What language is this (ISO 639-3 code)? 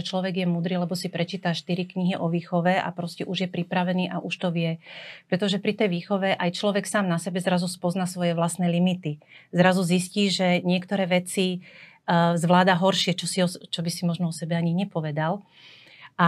slk